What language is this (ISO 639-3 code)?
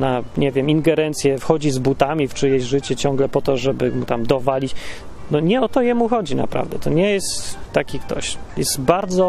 pol